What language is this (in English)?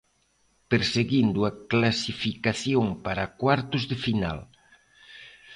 Galician